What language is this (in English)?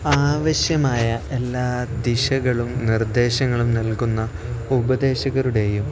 Malayalam